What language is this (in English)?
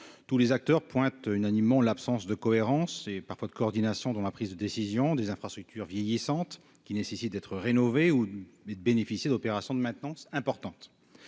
French